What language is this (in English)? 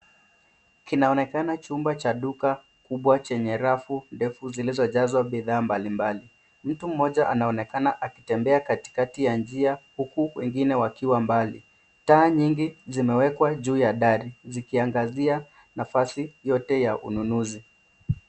Swahili